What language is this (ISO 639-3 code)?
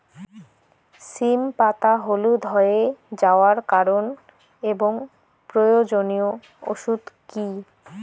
ben